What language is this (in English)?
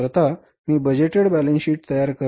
Marathi